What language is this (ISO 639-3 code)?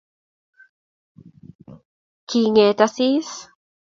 kln